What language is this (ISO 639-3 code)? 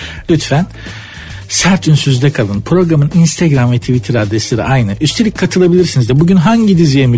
tur